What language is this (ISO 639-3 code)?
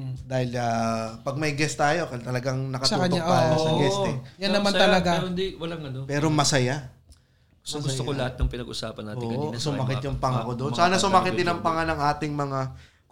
fil